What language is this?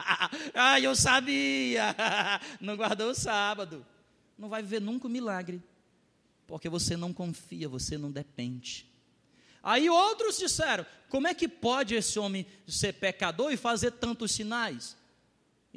Portuguese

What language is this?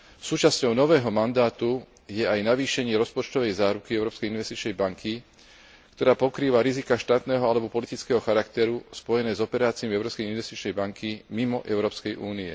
Slovak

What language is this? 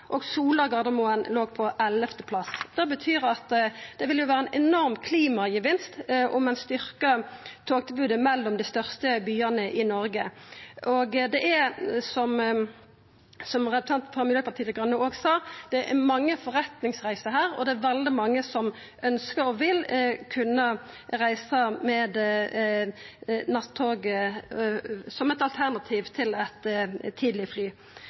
Norwegian Nynorsk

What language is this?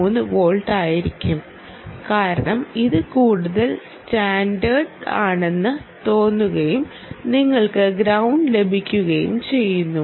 Malayalam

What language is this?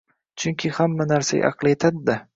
Uzbek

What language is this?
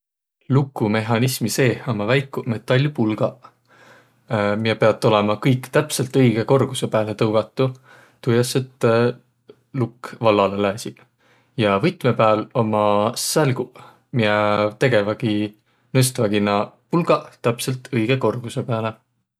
Võro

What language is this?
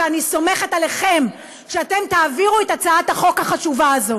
Hebrew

